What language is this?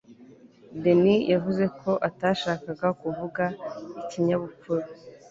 Kinyarwanda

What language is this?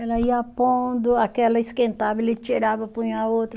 Portuguese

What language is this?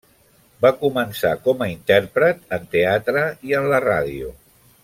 Catalan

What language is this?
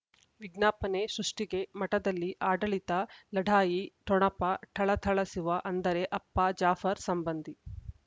Kannada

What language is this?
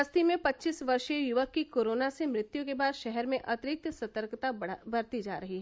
Hindi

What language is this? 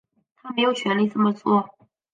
Chinese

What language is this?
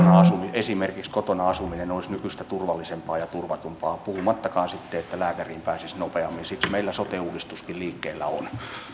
Finnish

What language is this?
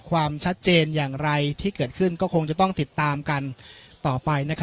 Thai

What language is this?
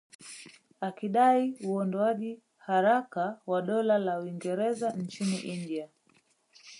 Swahili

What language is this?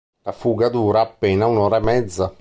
Italian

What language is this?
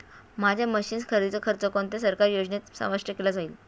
Marathi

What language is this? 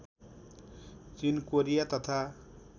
Nepali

